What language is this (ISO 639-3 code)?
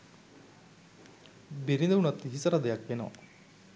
sin